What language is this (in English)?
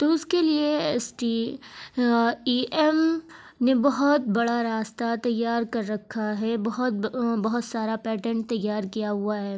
Urdu